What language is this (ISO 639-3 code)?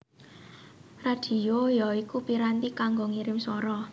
jav